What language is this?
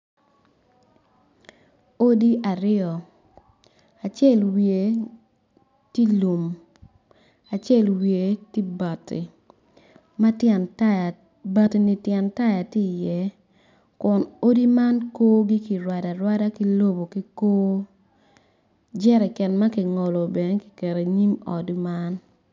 Acoli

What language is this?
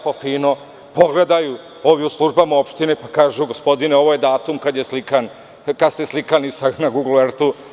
Serbian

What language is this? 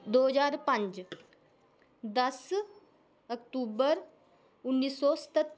Dogri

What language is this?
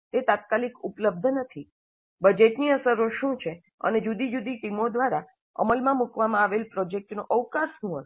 Gujarati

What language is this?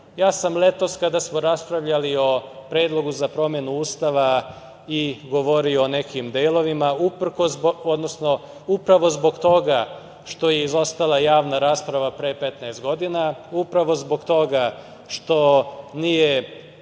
Serbian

